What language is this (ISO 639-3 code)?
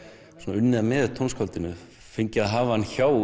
isl